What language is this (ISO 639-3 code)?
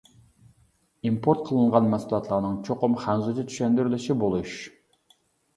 uig